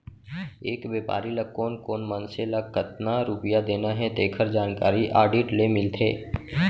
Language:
Chhattisgarhi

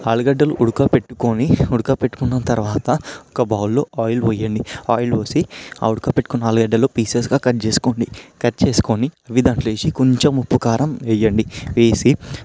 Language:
Telugu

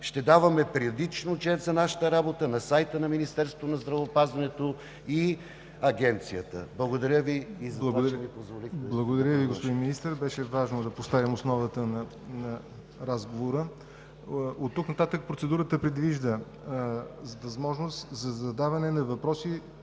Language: Bulgarian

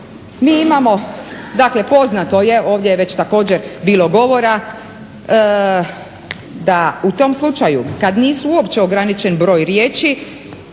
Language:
Croatian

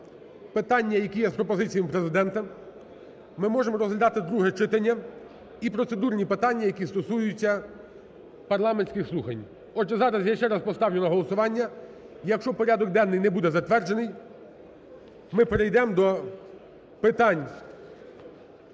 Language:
Ukrainian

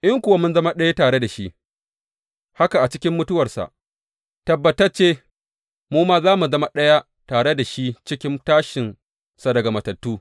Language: Hausa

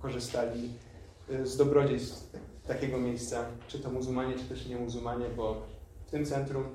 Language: Polish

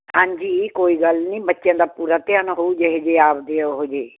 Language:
Punjabi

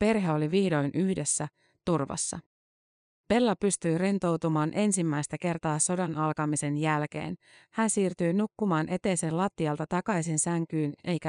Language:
Finnish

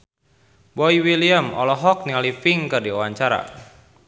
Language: Sundanese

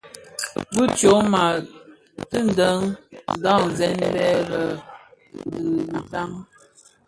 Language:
Bafia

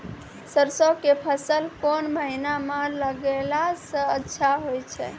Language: Maithili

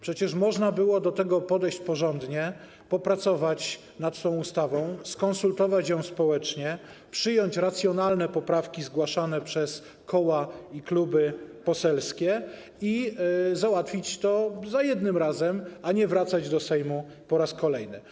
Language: Polish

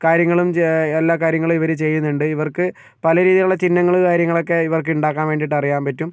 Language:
Malayalam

